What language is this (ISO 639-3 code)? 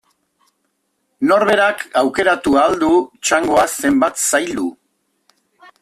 eus